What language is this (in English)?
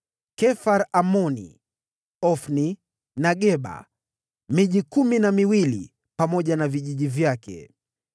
Swahili